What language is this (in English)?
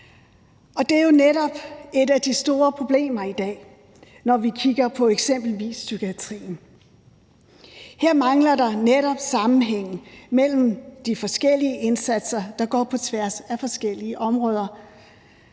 Danish